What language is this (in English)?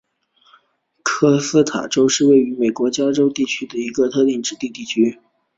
Chinese